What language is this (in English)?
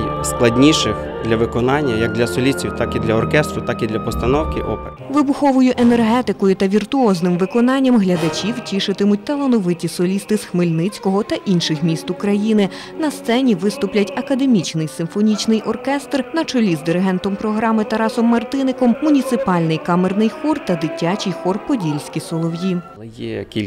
Ukrainian